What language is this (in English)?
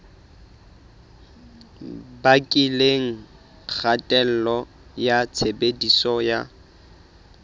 Southern Sotho